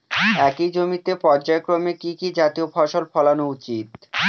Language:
Bangla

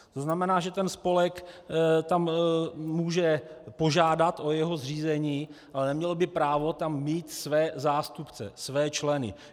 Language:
Czech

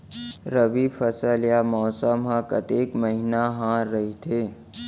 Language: Chhattisgarhi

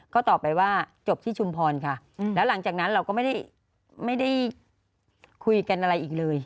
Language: Thai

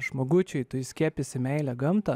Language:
Lithuanian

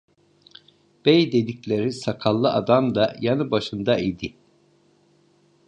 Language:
Turkish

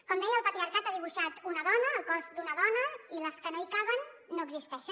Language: Catalan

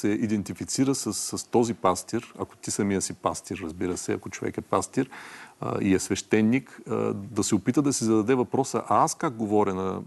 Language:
Bulgarian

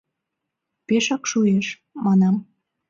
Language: Mari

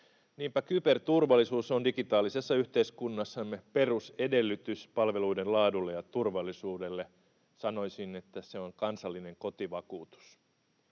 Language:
Finnish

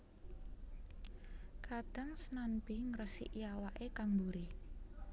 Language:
Javanese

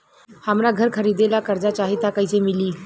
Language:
Bhojpuri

